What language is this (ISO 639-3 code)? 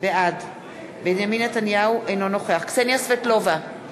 heb